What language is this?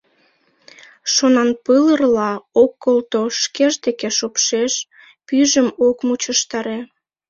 Mari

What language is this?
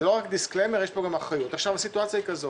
Hebrew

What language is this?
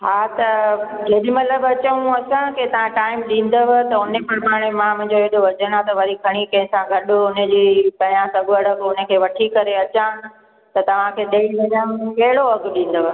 Sindhi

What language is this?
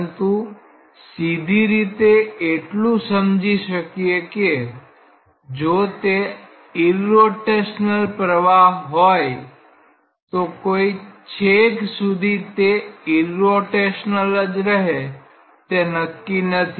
Gujarati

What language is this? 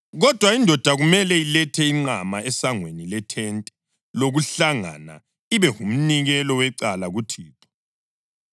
North Ndebele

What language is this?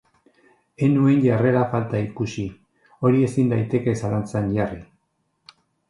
Basque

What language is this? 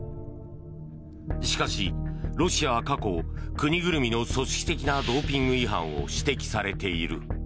Japanese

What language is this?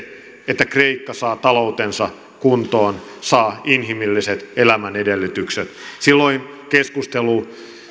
Finnish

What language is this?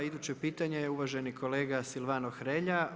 Croatian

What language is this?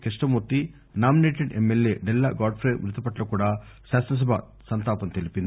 Telugu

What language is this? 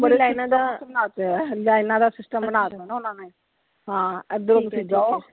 Punjabi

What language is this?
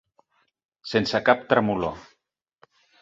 Catalan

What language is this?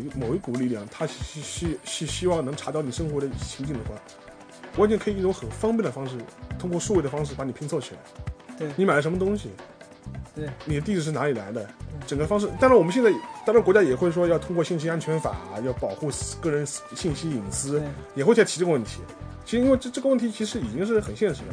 Chinese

